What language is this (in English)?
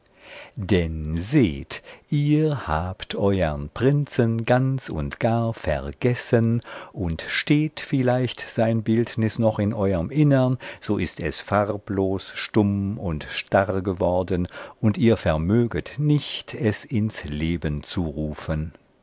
German